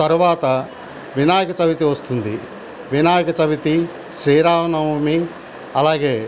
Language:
Telugu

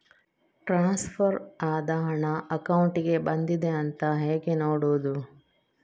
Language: Kannada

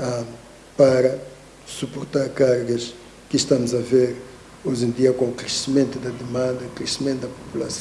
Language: Portuguese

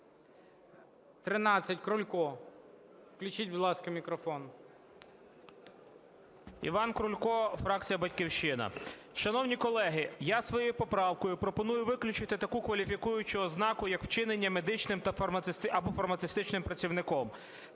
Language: Ukrainian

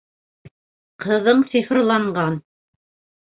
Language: Bashkir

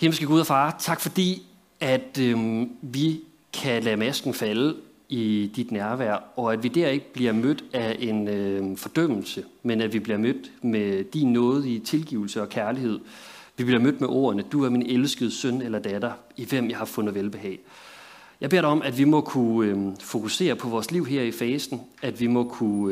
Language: Danish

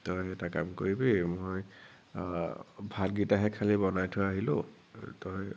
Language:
Assamese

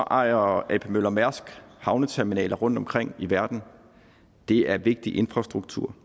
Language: Danish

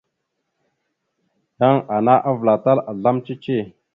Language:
Mada (Cameroon)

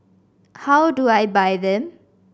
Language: English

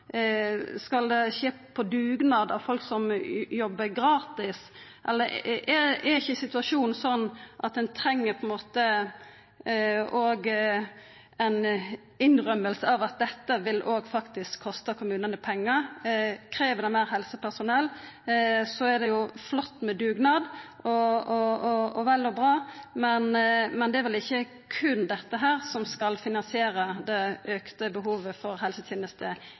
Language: Norwegian Nynorsk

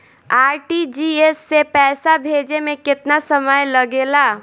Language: Bhojpuri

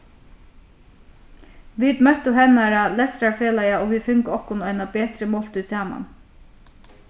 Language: Faroese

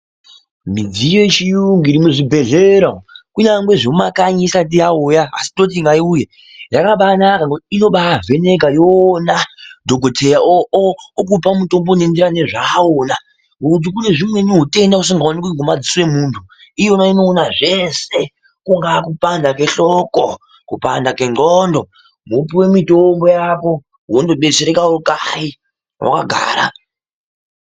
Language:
Ndau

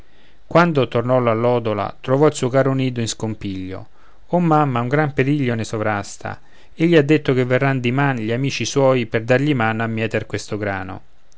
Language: Italian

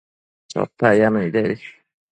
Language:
Matsés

